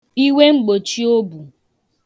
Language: Igbo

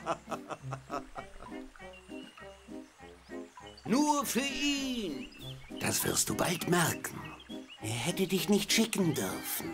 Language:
German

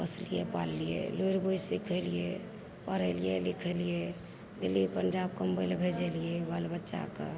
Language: Maithili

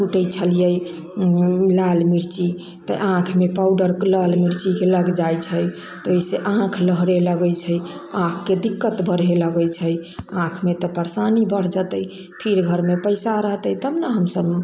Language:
Maithili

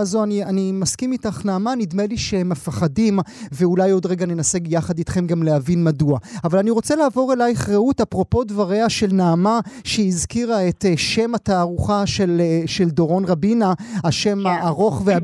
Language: Hebrew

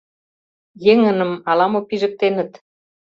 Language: Mari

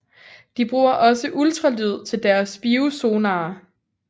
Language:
Danish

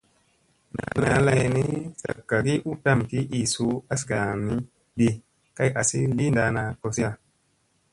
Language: Musey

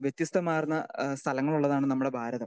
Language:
Malayalam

